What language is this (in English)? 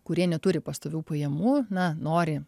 Lithuanian